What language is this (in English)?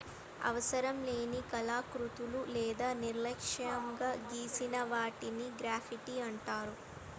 Telugu